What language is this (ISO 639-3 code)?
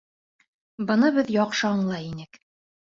bak